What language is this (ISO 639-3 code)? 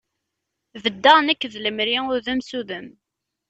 kab